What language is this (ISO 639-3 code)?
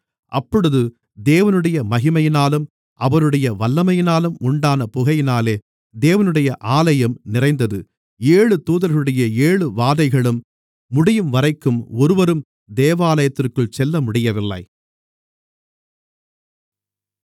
tam